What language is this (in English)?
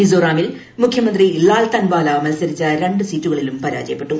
Malayalam